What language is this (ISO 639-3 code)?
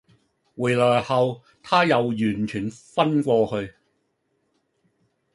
yue